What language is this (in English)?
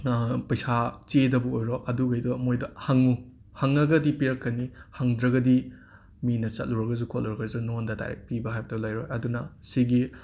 Manipuri